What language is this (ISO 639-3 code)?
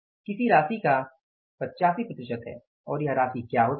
hin